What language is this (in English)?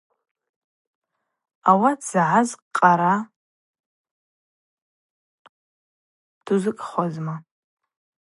Abaza